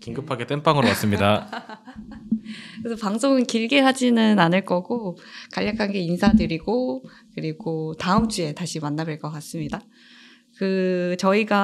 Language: Korean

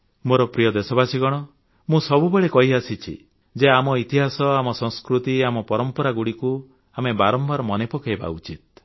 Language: Odia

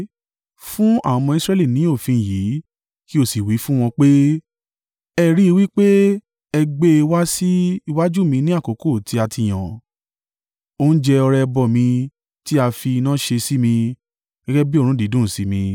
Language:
Yoruba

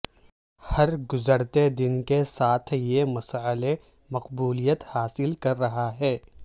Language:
Urdu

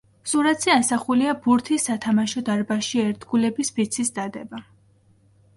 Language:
Georgian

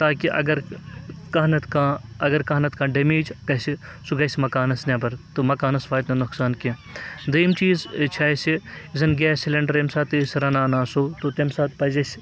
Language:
Kashmiri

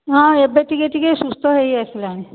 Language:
Odia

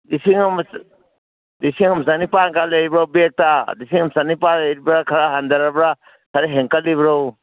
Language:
Manipuri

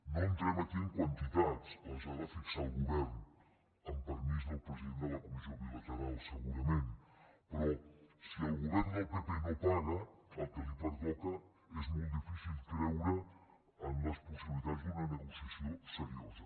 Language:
Catalan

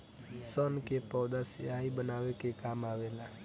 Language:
Bhojpuri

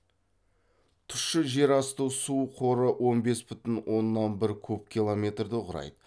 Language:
Kazakh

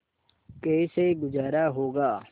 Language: Hindi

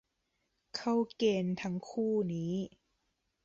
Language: Thai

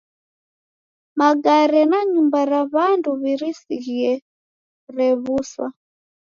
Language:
Taita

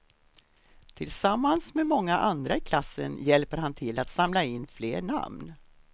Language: Swedish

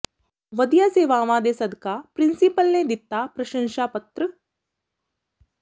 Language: Punjabi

